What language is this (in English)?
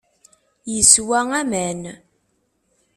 Kabyle